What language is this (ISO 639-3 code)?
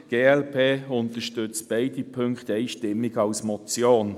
gsw